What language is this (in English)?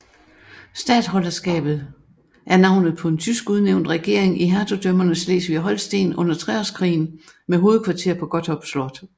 Danish